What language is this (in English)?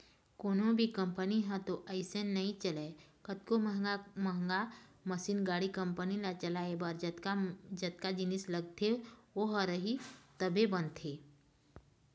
Chhattisgarhi